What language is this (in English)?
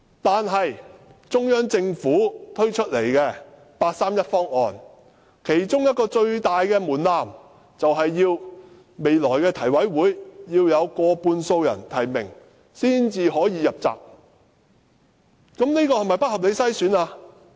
Cantonese